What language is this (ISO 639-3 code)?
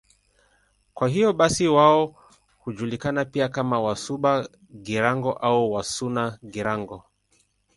swa